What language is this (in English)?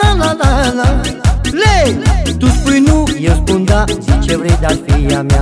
Romanian